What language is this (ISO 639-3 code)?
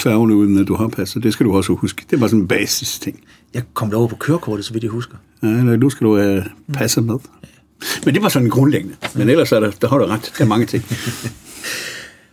dan